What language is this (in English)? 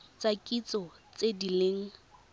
Tswana